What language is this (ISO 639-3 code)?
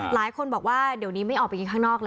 tha